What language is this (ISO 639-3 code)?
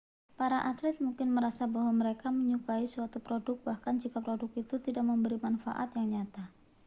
ind